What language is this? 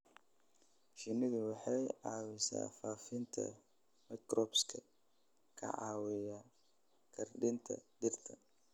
Somali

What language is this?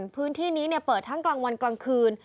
Thai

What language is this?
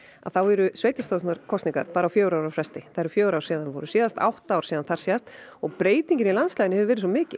Icelandic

